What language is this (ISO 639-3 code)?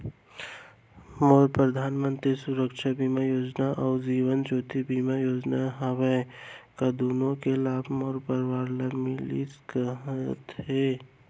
hne